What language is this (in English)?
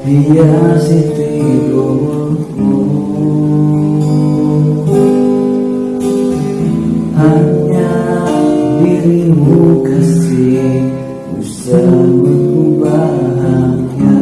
Indonesian